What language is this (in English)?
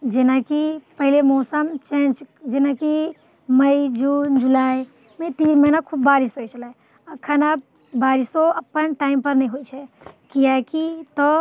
Maithili